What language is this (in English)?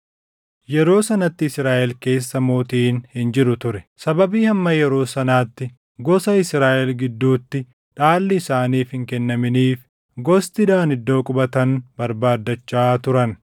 Oromo